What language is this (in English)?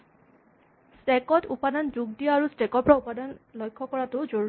Assamese